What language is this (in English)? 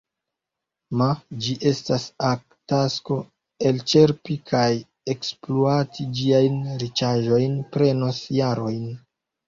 Esperanto